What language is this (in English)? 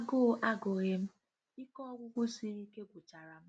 Igbo